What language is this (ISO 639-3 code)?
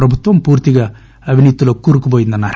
tel